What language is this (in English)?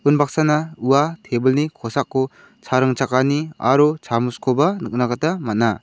Garo